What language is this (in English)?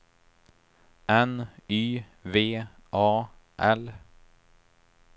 Swedish